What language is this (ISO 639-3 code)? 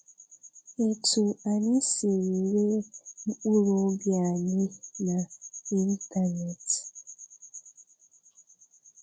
ibo